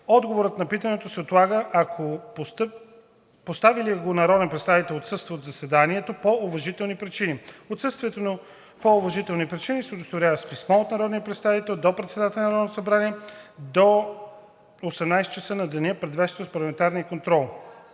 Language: Bulgarian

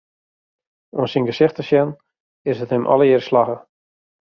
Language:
Western Frisian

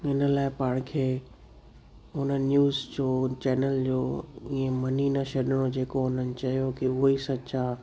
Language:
Sindhi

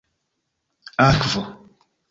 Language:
Esperanto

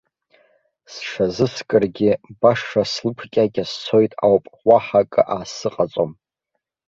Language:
Abkhazian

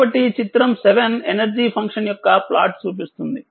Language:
Telugu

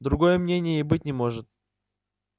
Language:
Russian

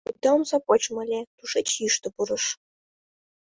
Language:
Mari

